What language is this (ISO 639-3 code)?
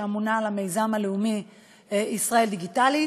heb